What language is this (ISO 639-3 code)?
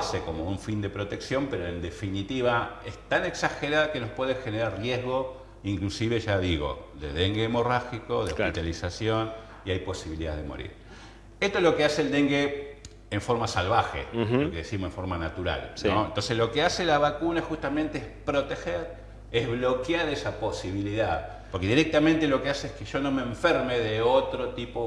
spa